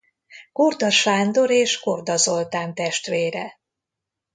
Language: Hungarian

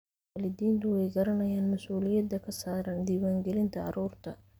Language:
Somali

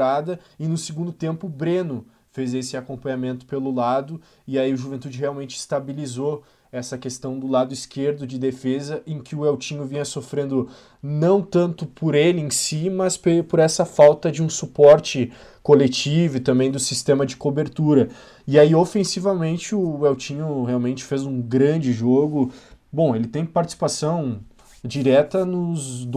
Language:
Portuguese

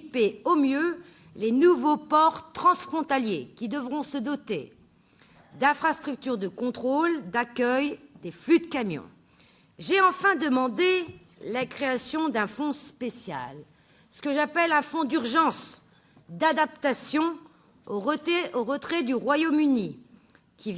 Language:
French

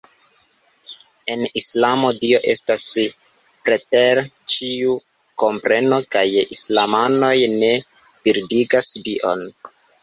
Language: Esperanto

